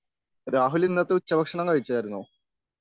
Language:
Malayalam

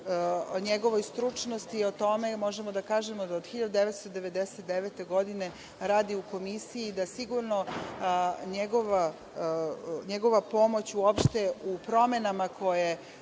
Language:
Serbian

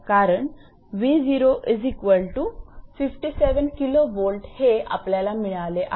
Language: Marathi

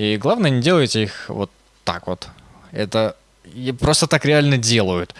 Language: Russian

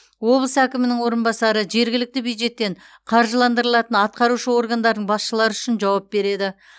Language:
Kazakh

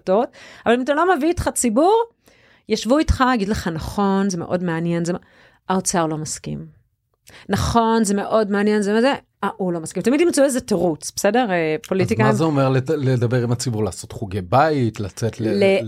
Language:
Hebrew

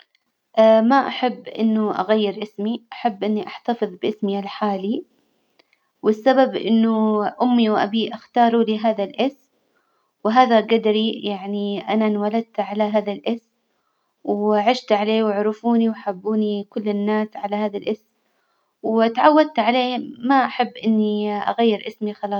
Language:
Hijazi Arabic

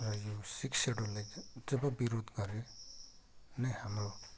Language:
Nepali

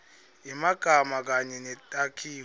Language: Swati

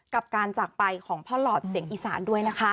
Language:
Thai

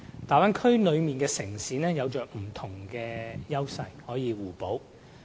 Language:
Cantonese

